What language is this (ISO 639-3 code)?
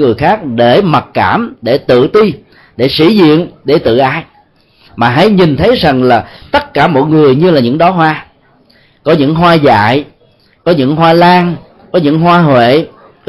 vie